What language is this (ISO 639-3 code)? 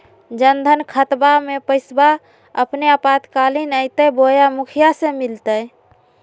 mag